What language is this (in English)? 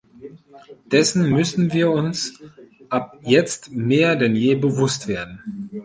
German